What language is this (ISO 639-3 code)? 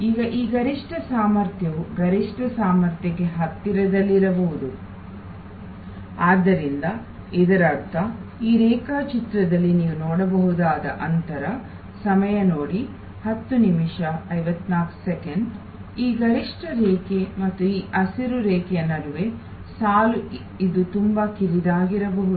kan